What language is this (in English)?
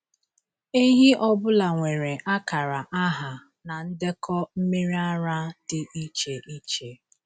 Igbo